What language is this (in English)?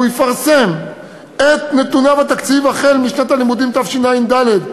Hebrew